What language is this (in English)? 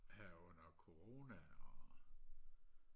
Danish